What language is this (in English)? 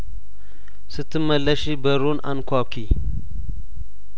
Amharic